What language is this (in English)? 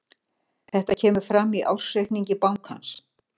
Icelandic